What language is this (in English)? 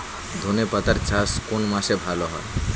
Bangla